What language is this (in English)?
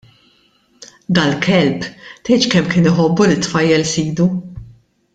Maltese